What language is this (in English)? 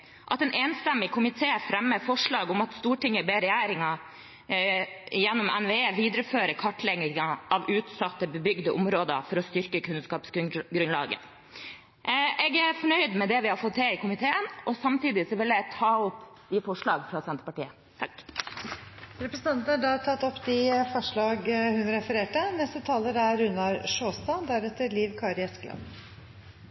Norwegian Bokmål